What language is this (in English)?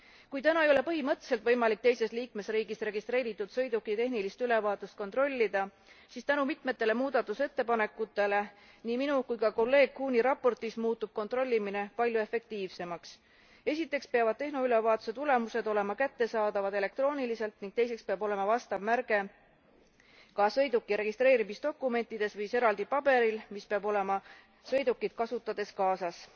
Estonian